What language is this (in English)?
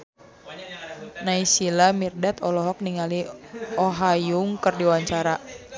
Sundanese